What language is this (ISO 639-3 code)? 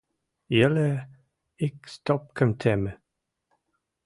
mrj